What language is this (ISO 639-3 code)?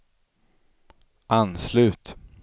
swe